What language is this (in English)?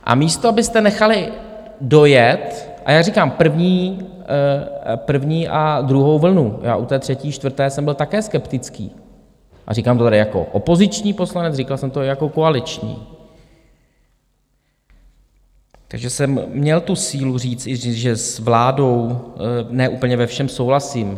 Czech